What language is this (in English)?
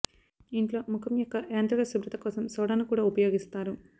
Telugu